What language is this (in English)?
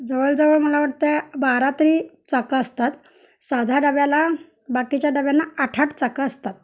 Marathi